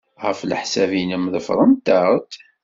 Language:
Kabyle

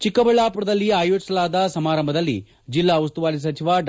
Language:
Kannada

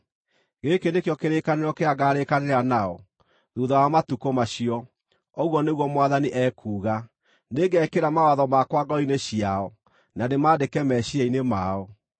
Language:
Kikuyu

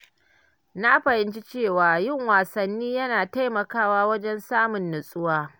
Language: Hausa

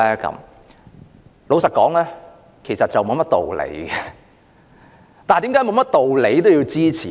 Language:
Cantonese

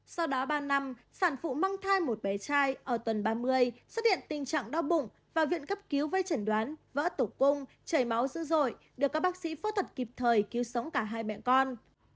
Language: Vietnamese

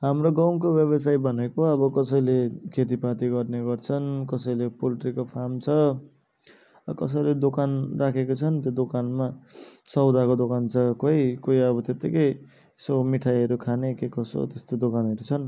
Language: Nepali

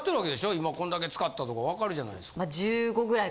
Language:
Japanese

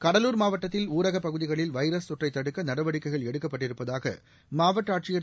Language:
Tamil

